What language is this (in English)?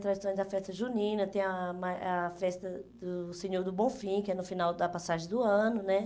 Portuguese